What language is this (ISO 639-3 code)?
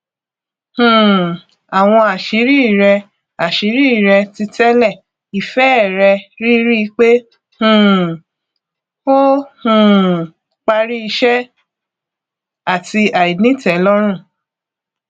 yor